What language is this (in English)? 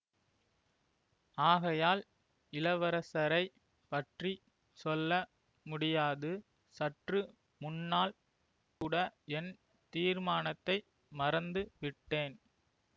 Tamil